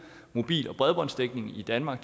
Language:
Danish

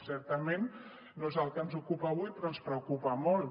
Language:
Catalan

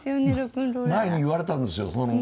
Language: Japanese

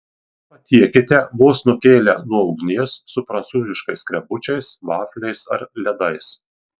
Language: Lithuanian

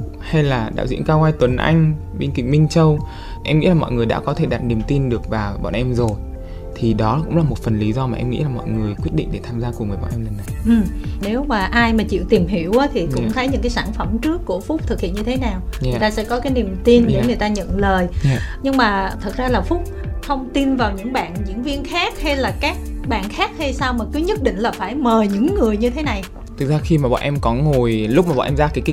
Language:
Vietnamese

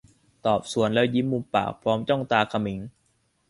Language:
Thai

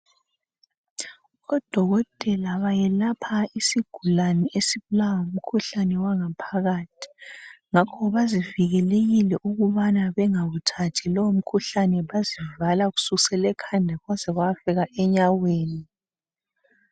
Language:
North Ndebele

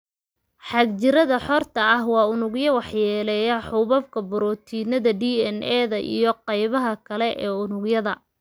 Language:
Somali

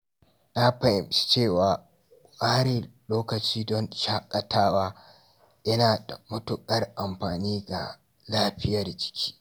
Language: Hausa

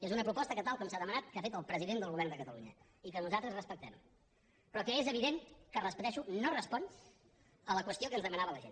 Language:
Catalan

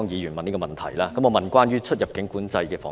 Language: Cantonese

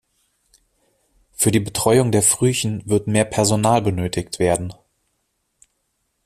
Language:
German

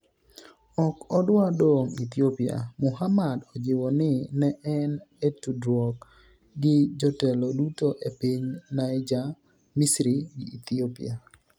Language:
Luo (Kenya and Tanzania)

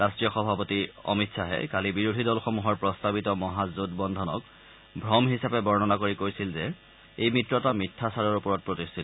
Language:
Assamese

